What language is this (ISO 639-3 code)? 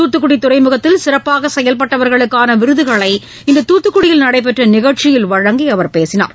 tam